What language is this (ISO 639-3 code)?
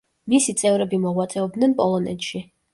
kat